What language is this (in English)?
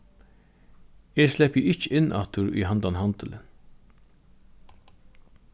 Faroese